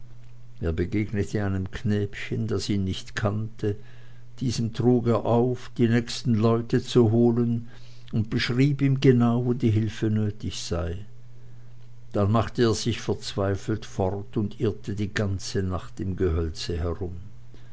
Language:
German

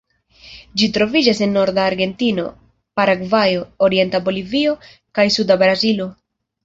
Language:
Esperanto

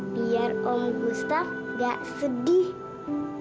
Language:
Indonesian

